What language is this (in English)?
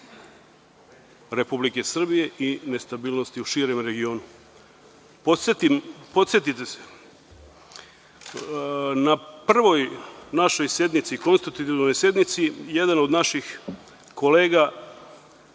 Serbian